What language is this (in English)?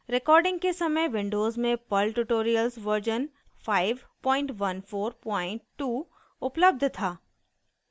Hindi